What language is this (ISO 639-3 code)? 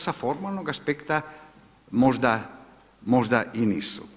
hrv